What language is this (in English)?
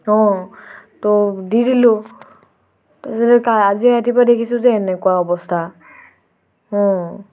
Assamese